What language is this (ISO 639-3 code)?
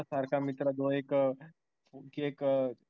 mar